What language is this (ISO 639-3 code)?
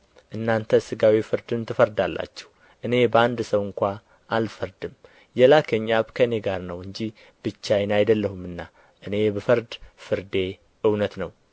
amh